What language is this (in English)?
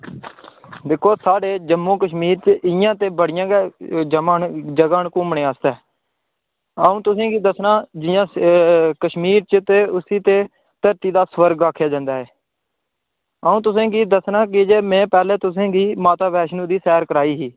Dogri